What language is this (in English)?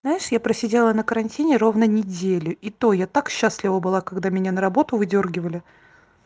Russian